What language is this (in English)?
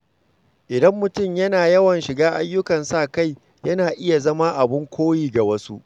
Hausa